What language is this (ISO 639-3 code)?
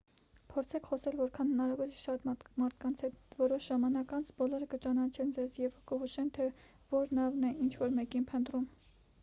hye